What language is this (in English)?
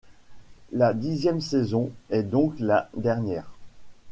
French